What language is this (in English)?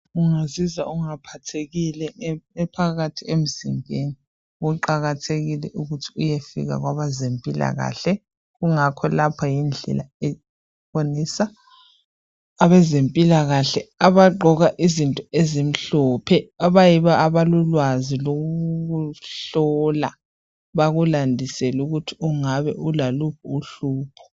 North Ndebele